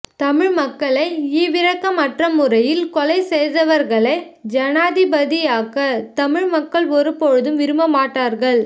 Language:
Tamil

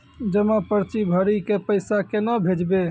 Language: Maithili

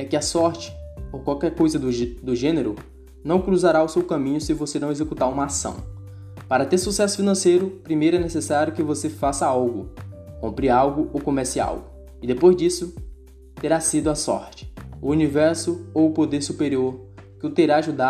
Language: Portuguese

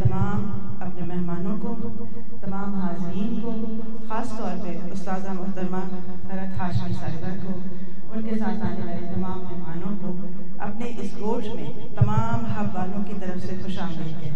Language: Urdu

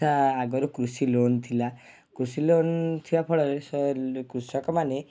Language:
Odia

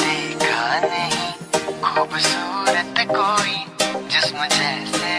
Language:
Hindi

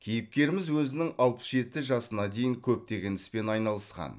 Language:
Kazakh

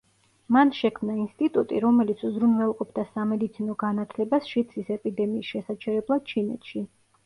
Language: Georgian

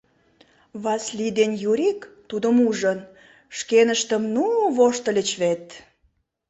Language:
Mari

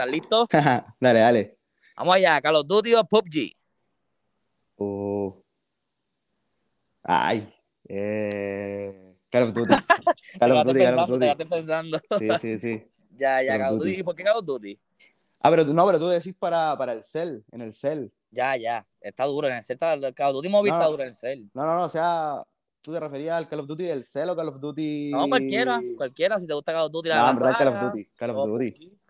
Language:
Spanish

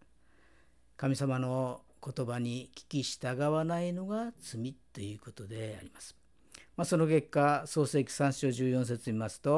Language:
Japanese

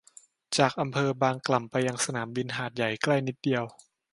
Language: Thai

